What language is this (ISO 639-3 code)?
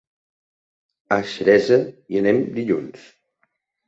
cat